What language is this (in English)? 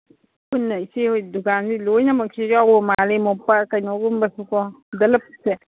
Manipuri